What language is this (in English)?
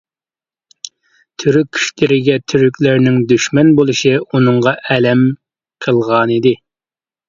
Uyghur